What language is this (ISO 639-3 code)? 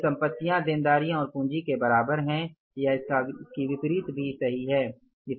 hin